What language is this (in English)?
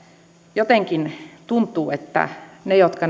Finnish